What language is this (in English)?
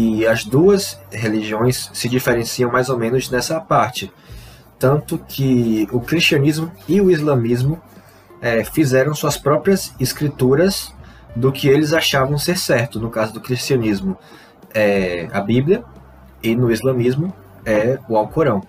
Portuguese